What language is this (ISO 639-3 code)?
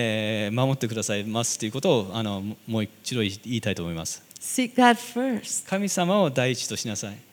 jpn